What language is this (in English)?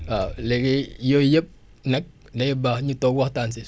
Wolof